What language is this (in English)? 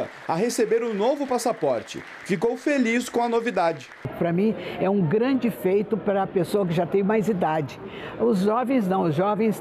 Portuguese